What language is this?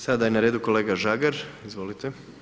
Croatian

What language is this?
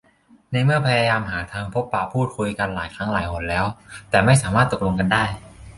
Thai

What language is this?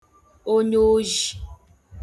Igbo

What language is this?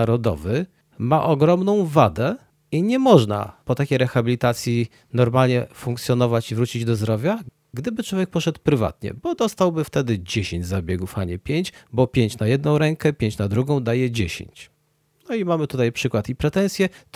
Polish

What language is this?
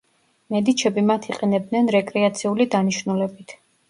Georgian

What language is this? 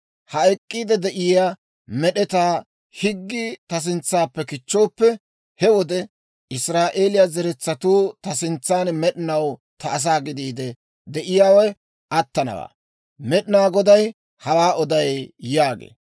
Dawro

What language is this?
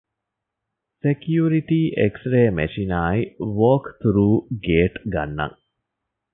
Divehi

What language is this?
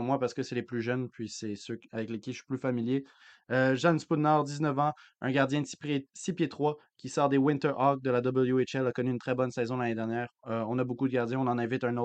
French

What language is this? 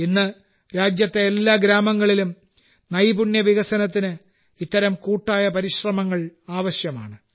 Malayalam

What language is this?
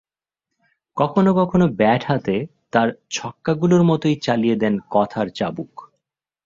Bangla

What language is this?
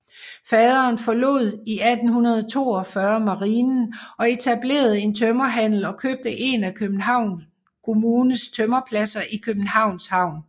Danish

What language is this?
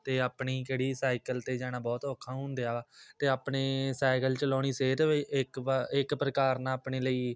Punjabi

